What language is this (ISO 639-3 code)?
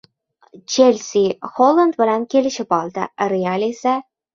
uzb